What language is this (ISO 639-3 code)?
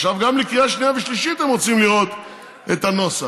heb